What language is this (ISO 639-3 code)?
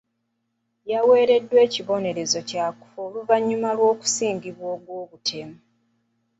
lug